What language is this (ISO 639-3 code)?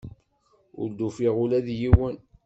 kab